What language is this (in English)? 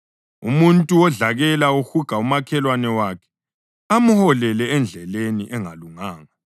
North Ndebele